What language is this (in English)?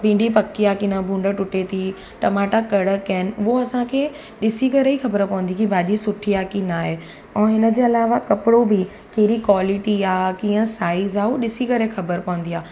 Sindhi